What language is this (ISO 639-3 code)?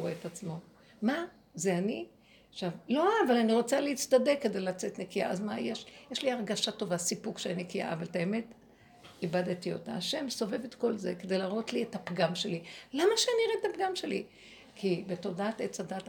heb